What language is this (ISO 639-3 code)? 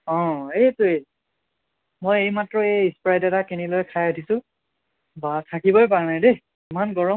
asm